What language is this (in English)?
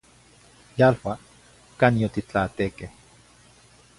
Zacatlán-Ahuacatlán-Tepetzintla Nahuatl